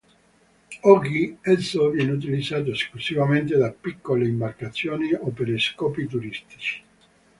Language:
Italian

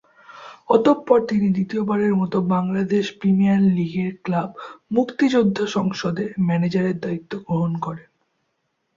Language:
Bangla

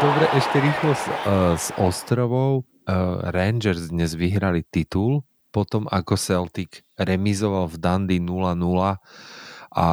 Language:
Slovak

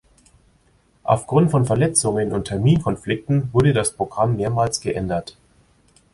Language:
German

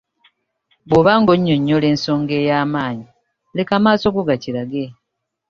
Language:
Ganda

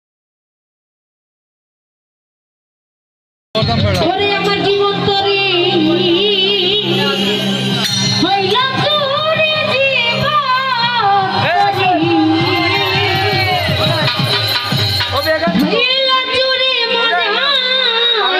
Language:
Arabic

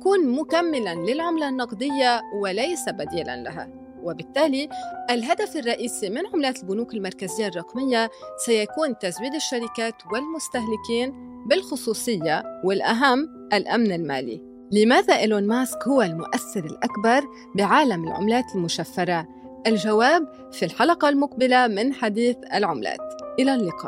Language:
Arabic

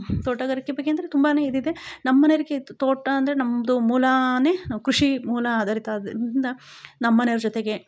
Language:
Kannada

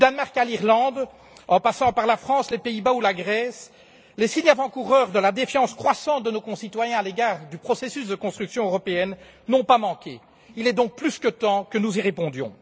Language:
French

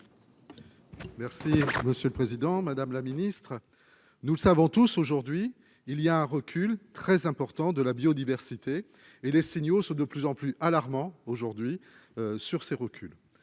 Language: French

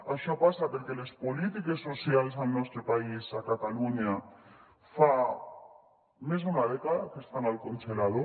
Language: Catalan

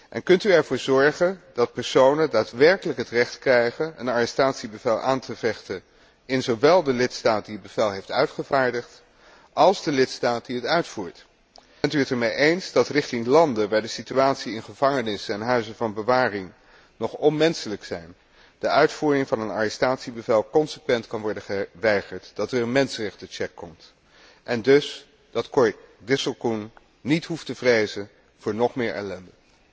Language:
Dutch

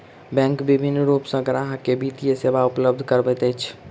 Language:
Maithili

